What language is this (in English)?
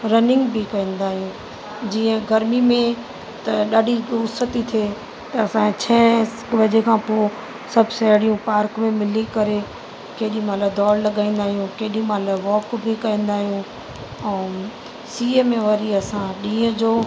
Sindhi